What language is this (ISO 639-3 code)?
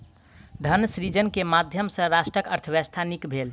mai